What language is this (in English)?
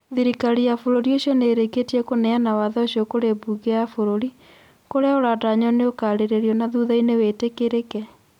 Kikuyu